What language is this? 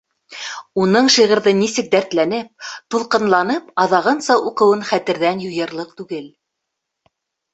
Bashkir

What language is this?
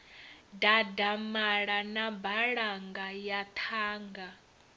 Venda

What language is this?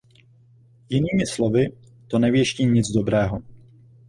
Czech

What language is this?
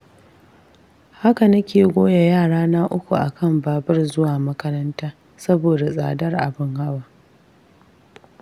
Hausa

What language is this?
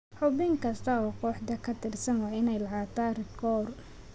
Somali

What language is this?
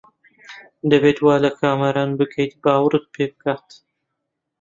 Central Kurdish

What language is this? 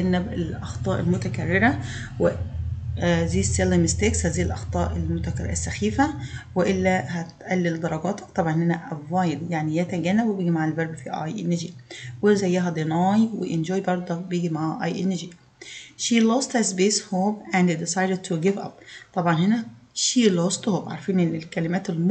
Arabic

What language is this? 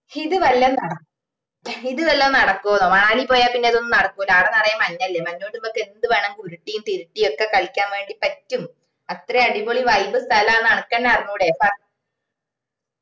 Malayalam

